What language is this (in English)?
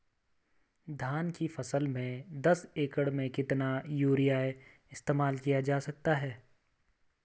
Hindi